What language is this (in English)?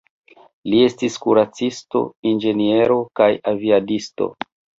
Esperanto